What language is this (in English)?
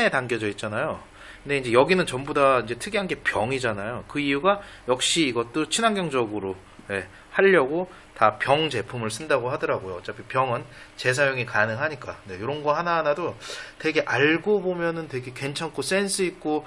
Korean